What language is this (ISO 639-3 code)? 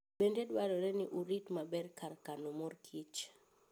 luo